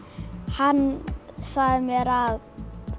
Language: Icelandic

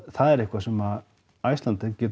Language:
Icelandic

